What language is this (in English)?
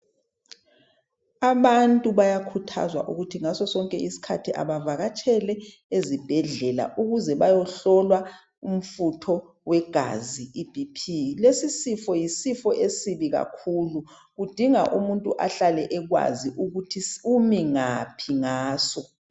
North Ndebele